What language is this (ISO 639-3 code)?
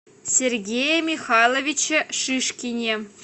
rus